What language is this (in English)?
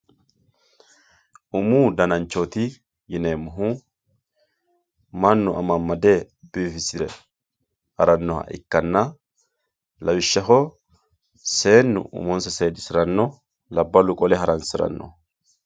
Sidamo